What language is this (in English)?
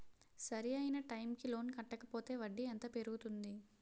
Telugu